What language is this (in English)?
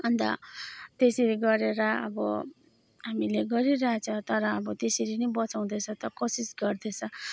Nepali